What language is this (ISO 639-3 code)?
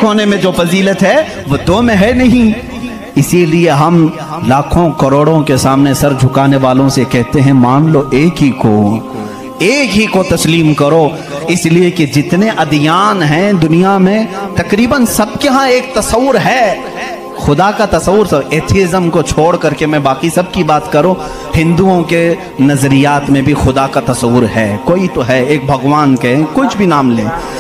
hin